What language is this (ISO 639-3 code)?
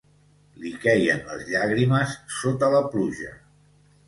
cat